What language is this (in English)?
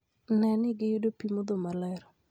Luo (Kenya and Tanzania)